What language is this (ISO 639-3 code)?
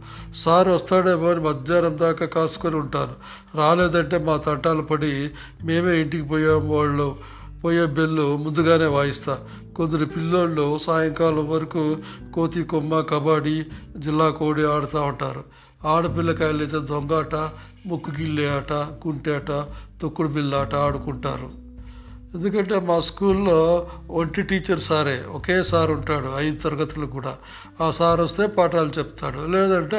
tel